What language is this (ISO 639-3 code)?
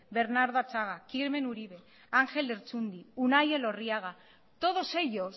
eus